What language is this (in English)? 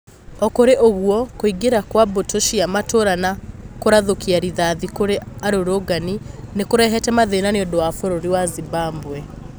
Kikuyu